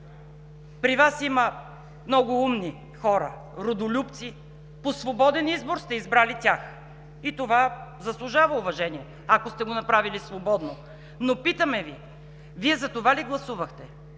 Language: Bulgarian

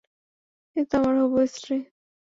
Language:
Bangla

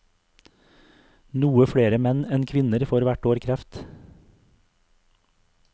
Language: Norwegian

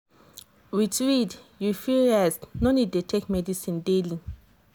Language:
Nigerian Pidgin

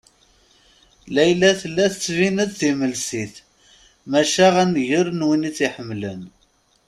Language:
Kabyle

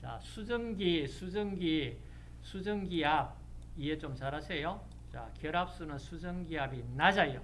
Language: Korean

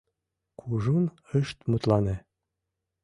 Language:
Mari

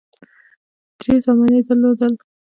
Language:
Pashto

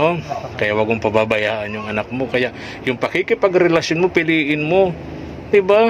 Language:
Filipino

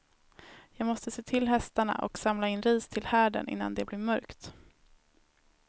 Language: Swedish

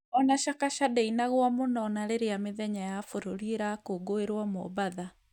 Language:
Kikuyu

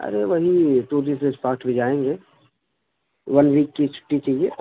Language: Urdu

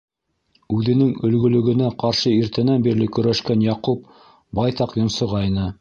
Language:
Bashkir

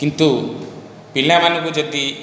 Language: Odia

